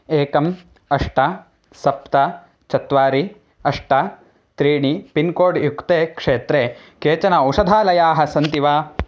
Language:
Sanskrit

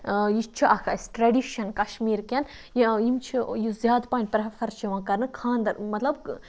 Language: Kashmiri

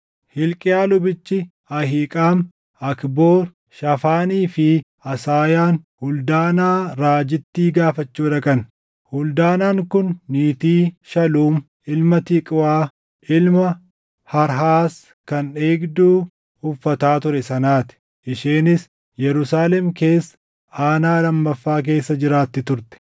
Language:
Oromo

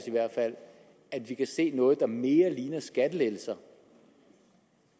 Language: Danish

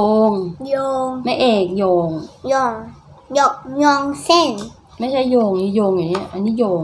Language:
Thai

